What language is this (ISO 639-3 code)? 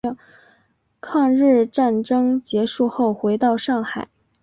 zho